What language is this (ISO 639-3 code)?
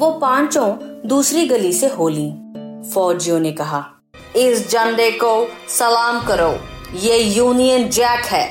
hin